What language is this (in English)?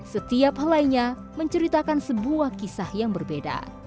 Indonesian